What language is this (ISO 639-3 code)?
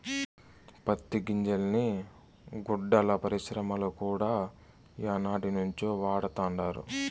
tel